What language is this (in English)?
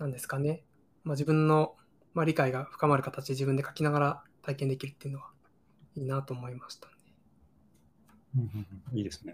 Japanese